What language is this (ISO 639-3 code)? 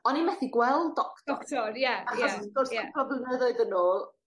cym